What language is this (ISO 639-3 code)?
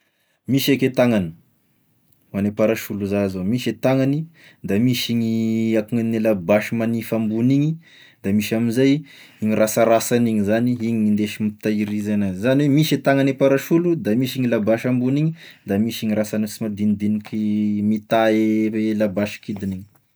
tkg